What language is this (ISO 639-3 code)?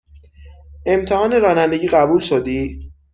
fas